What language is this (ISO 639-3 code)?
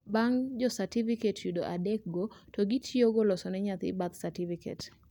luo